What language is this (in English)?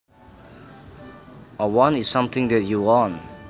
Javanese